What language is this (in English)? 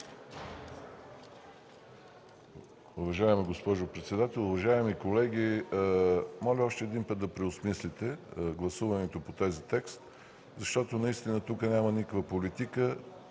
Bulgarian